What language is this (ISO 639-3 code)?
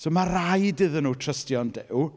cym